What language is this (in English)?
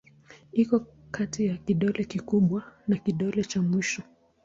Swahili